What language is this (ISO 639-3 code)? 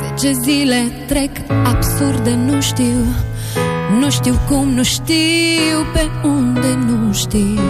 ron